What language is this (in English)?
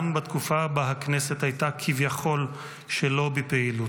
Hebrew